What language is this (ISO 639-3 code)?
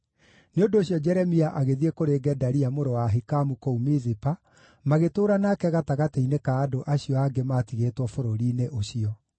kik